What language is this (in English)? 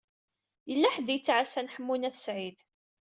Kabyle